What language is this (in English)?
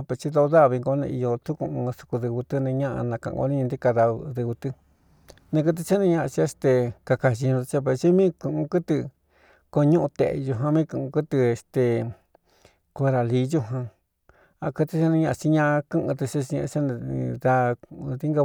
Cuyamecalco Mixtec